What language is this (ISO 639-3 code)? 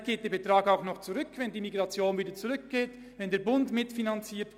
gsw